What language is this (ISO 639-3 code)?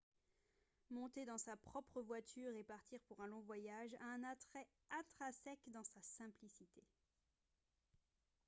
fra